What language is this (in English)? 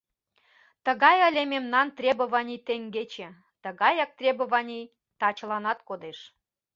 Mari